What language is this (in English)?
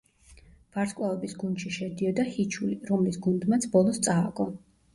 Georgian